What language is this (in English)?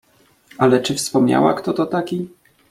Polish